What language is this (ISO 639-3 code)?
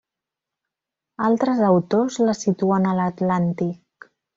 cat